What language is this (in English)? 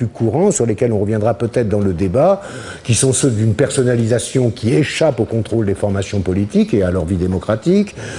French